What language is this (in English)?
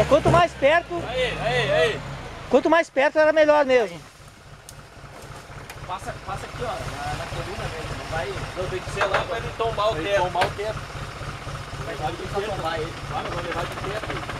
Portuguese